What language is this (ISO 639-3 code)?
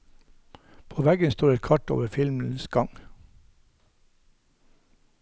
nor